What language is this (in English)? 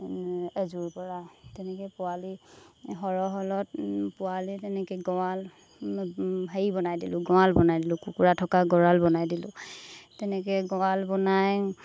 Assamese